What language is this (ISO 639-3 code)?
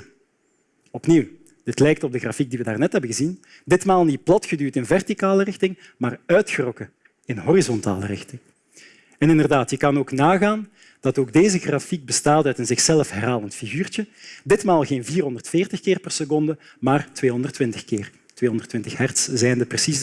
nld